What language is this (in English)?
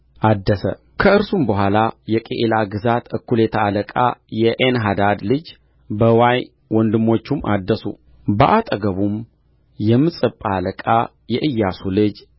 Amharic